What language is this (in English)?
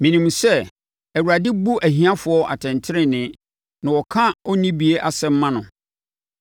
Akan